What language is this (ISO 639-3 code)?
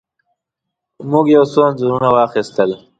pus